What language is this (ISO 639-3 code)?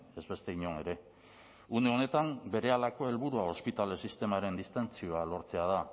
eus